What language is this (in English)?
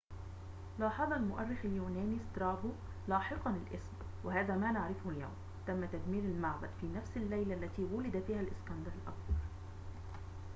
Arabic